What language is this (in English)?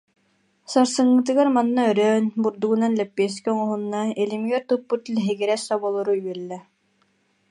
Yakut